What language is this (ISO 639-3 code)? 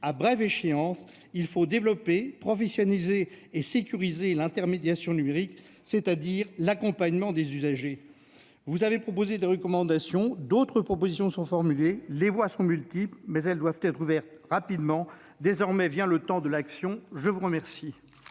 fra